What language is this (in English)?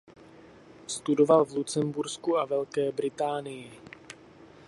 Czech